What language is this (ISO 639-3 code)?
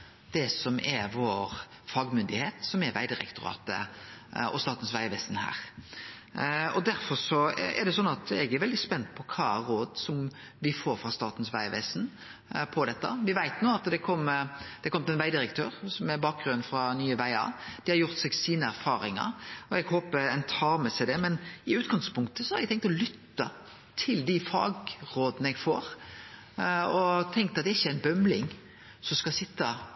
nno